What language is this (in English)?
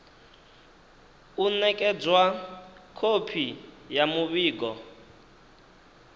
Venda